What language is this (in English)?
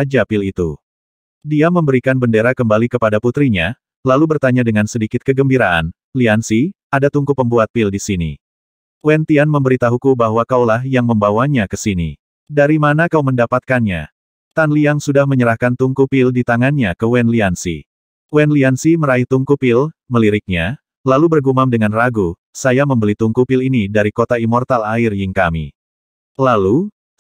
Indonesian